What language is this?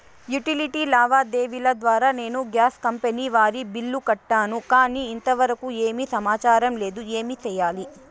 Telugu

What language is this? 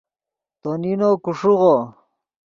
Yidgha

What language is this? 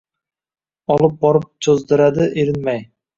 Uzbek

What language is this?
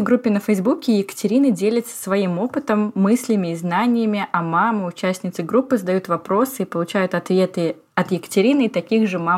Russian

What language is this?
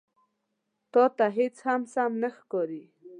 Pashto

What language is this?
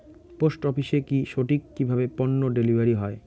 Bangla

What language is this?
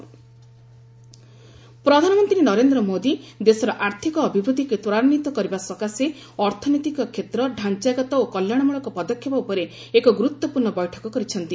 Odia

